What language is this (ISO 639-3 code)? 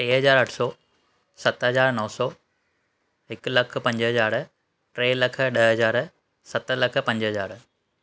snd